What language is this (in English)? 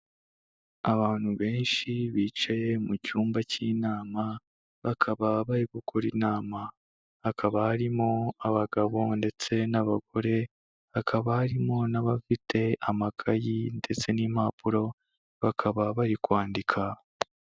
Kinyarwanda